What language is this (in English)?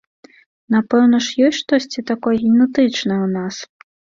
Belarusian